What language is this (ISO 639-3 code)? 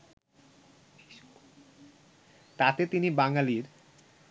ben